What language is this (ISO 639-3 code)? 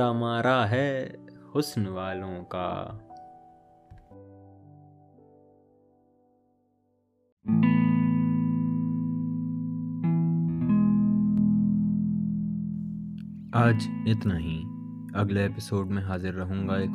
urd